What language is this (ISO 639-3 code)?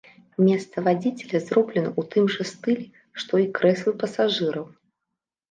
bel